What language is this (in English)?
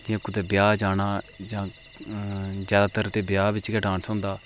Dogri